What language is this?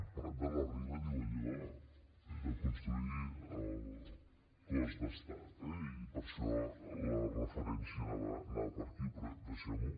Catalan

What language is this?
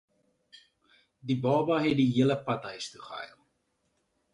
Afrikaans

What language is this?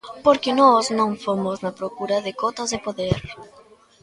Galician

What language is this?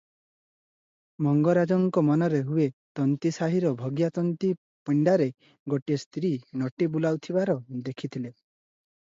Odia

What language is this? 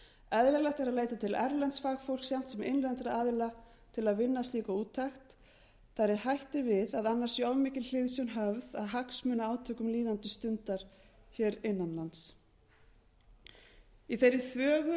Icelandic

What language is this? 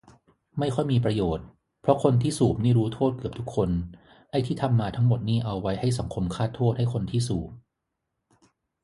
Thai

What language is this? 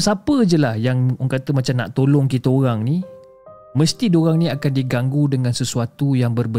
Malay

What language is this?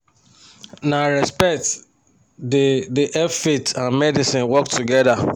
Nigerian Pidgin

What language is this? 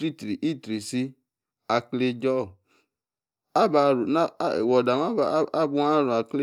Yace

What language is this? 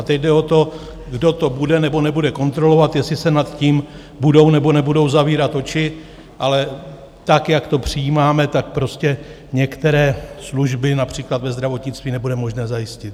Czech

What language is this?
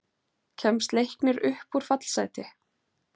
Icelandic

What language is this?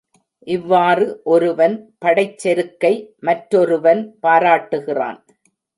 Tamil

